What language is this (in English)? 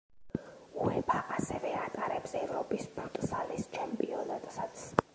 Georgian